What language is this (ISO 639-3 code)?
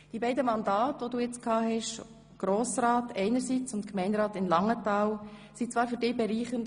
gsw